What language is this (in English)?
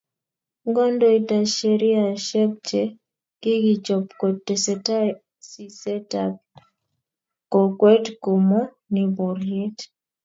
Kalenjin